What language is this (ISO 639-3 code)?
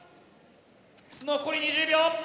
jpn